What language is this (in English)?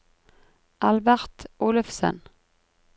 Norwegian